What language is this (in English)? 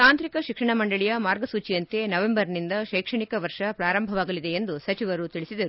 Kannada